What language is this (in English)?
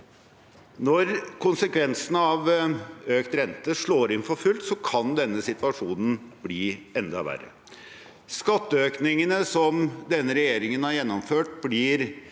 Norwegian